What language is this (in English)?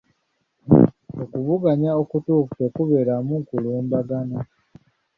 Ganda